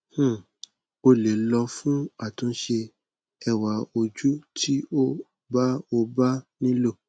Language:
Yoruba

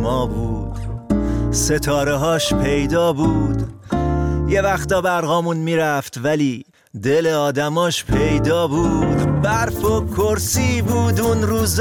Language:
Persian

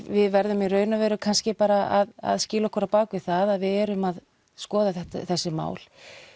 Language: Icelandic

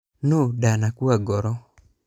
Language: Kikuyu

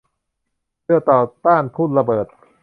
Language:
Thai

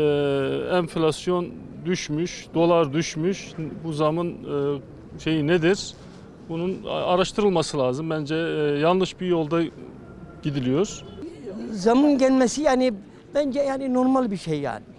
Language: Turkish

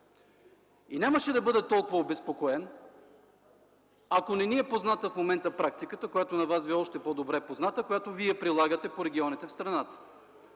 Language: Bulgarian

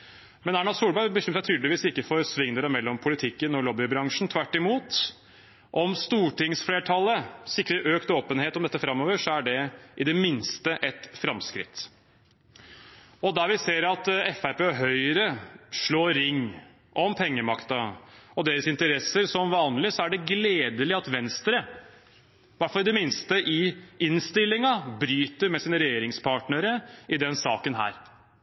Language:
Norwegian Bokmål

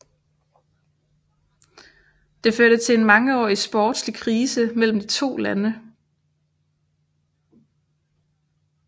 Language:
Danish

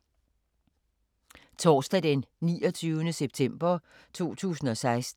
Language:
Danish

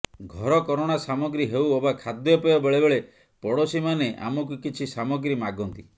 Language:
Odia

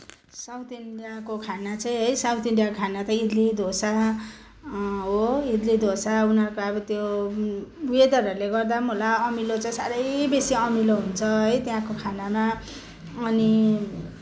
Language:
Nepali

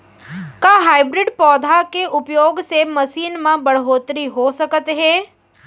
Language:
Chhattisgarhi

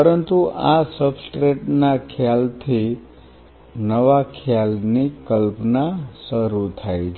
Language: Gujarati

